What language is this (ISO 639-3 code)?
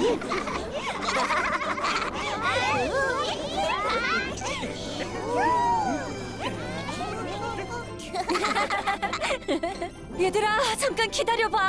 kor